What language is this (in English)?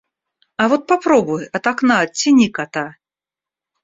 Russian